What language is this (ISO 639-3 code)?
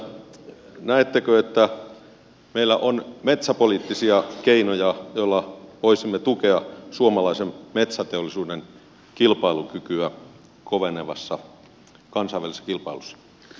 fin